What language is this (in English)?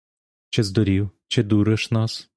Ukrainian